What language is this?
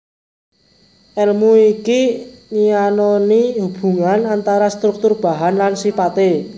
Javanese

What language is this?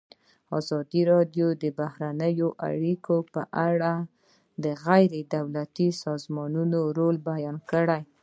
Pashto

